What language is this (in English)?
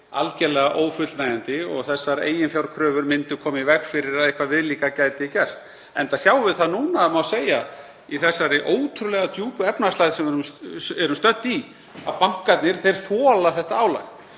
Icelandic